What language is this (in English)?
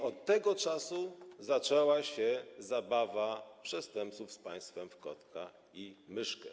Polish